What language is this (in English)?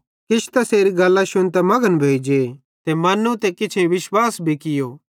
Bhadrawahi